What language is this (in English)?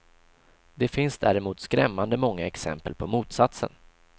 Swedish